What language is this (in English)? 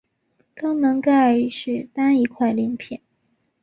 Chinese